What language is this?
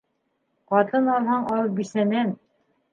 Bashkir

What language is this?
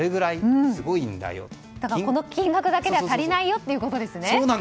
Japanese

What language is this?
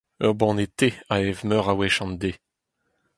Breton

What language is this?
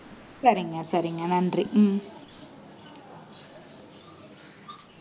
Tamil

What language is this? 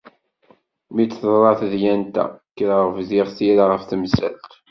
Kabyle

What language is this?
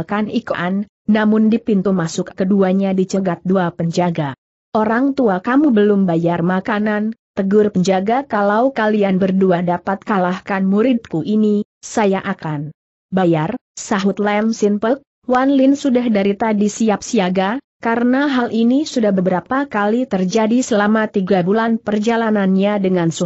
Indonesian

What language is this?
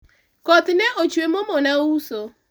Luo (Kenya and Tanzania)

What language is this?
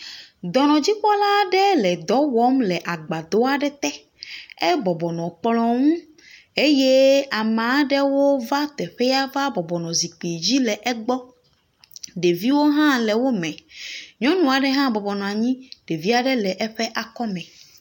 Ewe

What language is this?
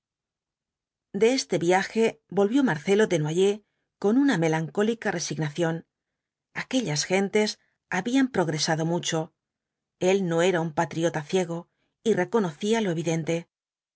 Spanish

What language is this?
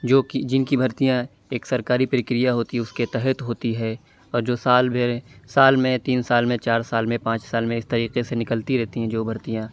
Urdu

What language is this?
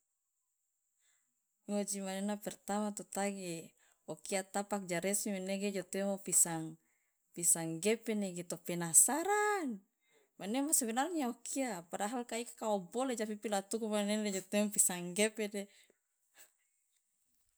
Loloda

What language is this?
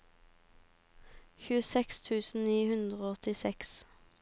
Norwegian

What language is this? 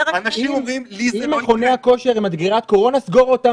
Hebrew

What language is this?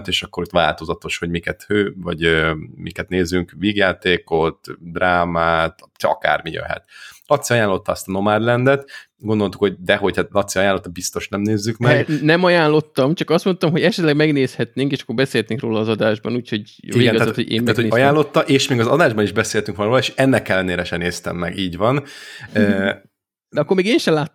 Hungarian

